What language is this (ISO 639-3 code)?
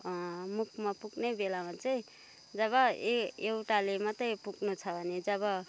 nep